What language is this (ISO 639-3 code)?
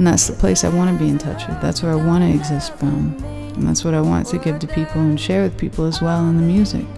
eng